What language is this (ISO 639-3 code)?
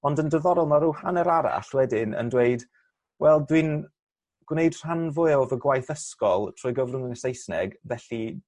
cym